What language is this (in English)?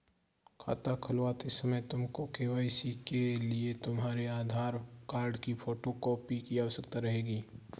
Hindi